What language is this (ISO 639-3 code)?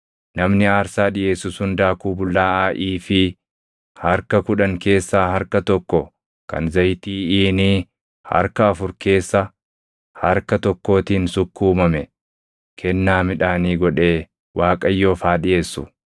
orm